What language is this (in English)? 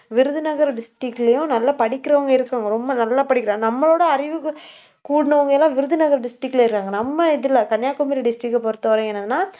Tamil